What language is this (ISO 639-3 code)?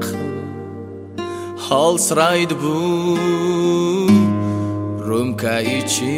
tur